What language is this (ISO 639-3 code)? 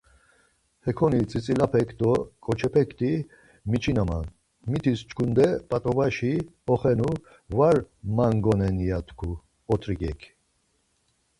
lzz